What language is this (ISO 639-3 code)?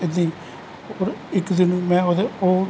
pan